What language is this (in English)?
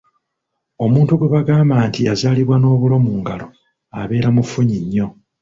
Ganda